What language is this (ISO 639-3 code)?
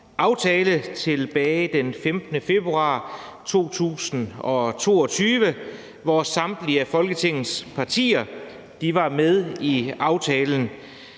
dan